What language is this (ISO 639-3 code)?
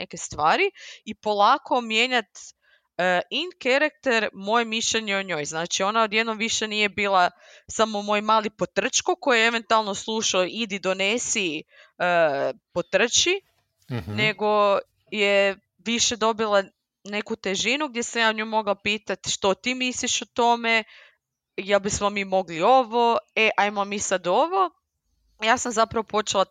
hrv